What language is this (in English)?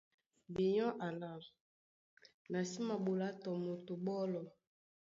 Duala